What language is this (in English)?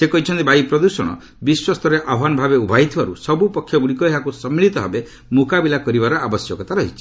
Odia